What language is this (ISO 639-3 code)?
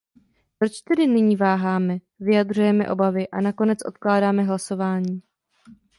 ces